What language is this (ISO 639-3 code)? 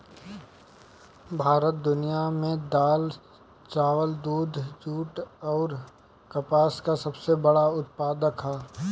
bho